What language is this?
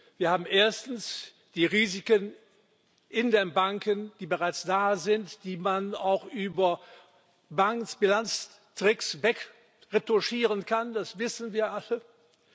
German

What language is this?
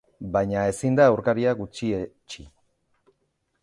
Basque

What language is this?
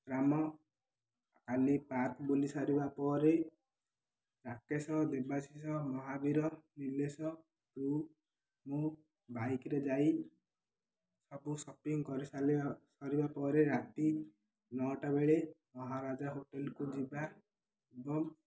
Odia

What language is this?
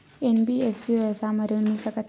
Chhattisgarhi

